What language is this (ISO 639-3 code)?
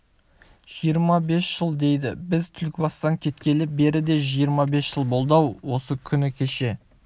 kaz